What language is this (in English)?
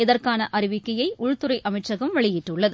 Tamil